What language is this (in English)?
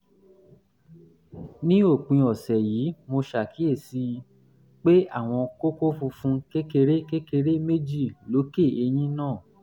Yoruba